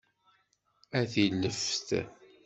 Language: Kabyle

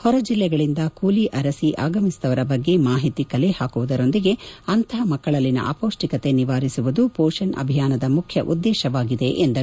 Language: Kannada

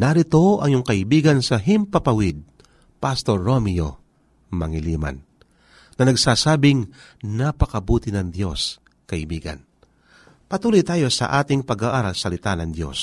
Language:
Filipino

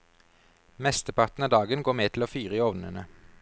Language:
Norwegian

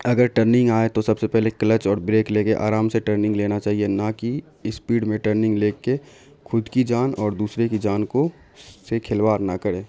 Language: Urdu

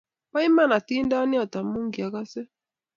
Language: Kalenjin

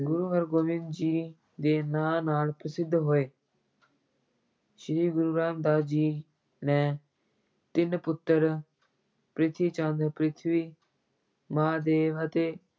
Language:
Punjabi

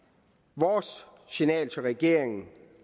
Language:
Danish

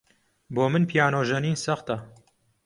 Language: Central Kurdish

